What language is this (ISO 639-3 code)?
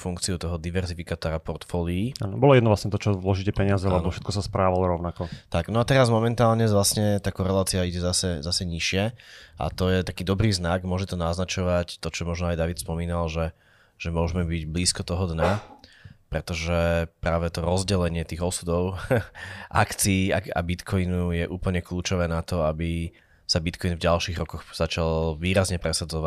slk